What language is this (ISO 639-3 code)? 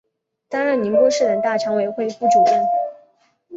zho